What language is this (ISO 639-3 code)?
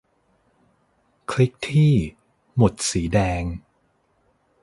tha